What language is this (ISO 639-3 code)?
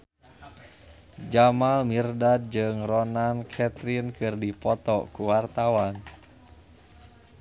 sun